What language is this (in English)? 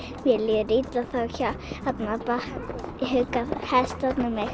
Icelandic